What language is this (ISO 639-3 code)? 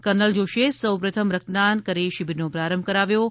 guj